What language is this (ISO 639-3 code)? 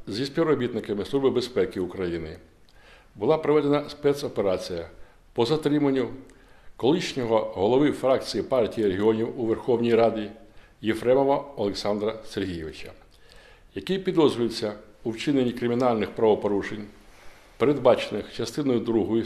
ukr